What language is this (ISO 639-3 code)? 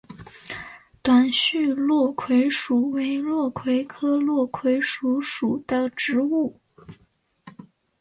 zho